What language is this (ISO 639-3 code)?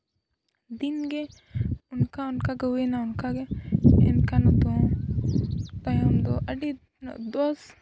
sat